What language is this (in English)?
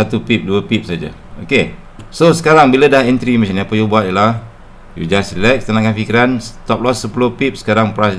Malay